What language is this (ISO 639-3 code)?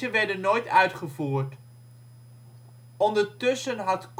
nld